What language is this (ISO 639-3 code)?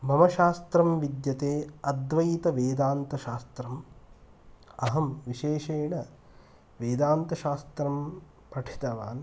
san